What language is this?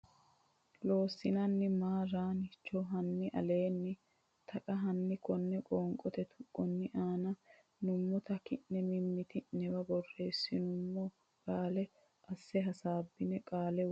Sidamo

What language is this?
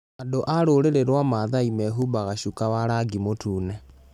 Kikuyu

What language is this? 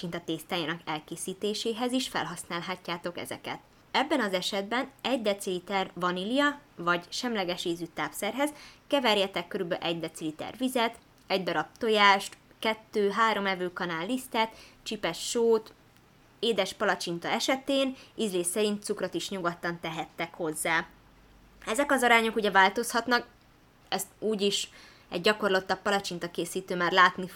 Hungarian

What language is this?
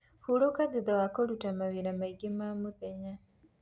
Kikuyu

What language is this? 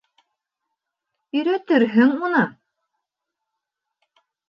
Bashkir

